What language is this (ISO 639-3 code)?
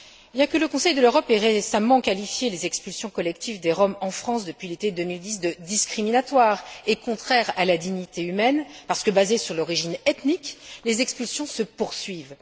fra